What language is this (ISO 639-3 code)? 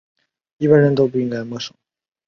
zho